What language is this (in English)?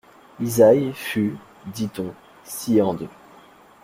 French